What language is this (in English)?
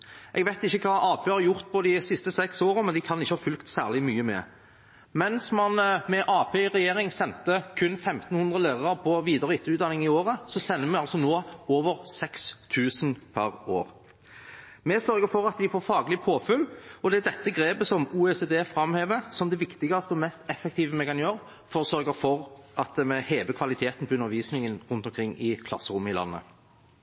Norwegian Bokmål